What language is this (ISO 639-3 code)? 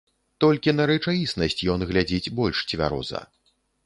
bel